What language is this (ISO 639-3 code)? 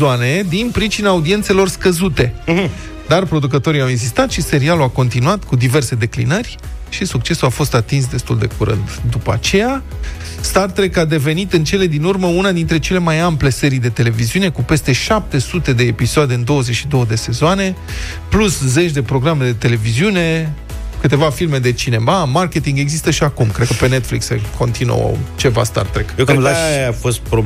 ron